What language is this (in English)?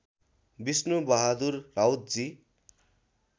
Nepali